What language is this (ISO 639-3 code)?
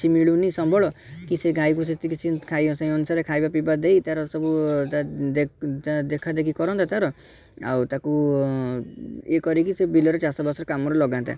ori